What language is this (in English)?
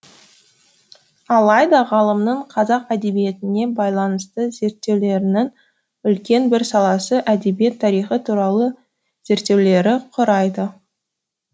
Kazakh